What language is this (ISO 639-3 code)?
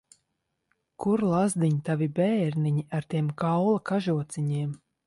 lav